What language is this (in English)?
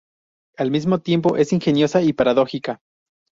Spanish